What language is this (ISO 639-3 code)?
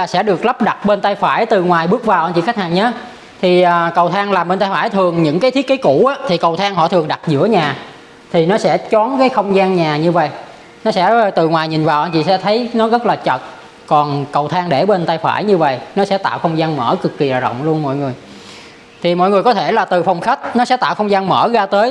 vie